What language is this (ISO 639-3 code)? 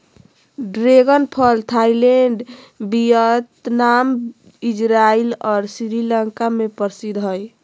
mag